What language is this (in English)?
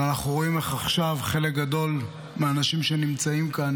Hebrew